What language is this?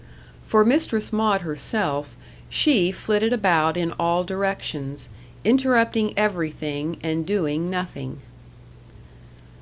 English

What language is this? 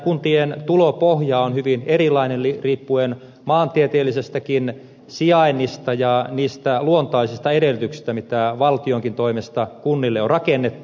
Finnish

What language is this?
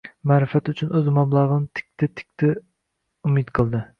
Uzbek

